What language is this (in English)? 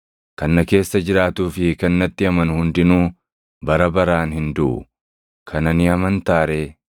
Oromo